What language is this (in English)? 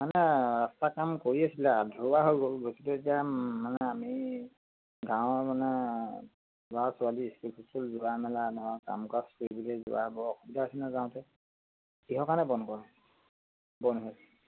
Assamese